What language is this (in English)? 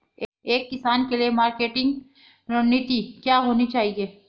Hindi